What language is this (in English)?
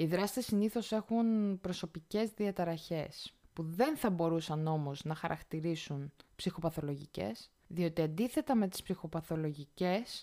Greek